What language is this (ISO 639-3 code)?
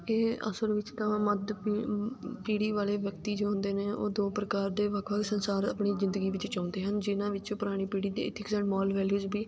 pan